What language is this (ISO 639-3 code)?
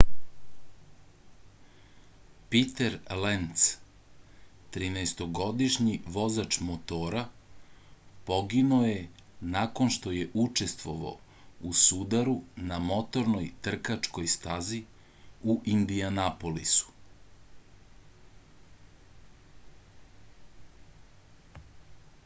srp